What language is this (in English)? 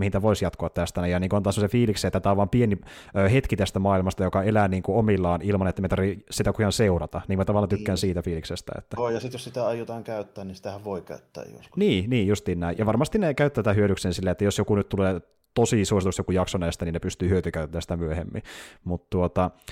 Finnish